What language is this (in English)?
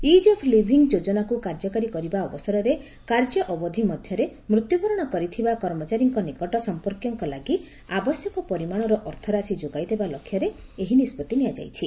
Odia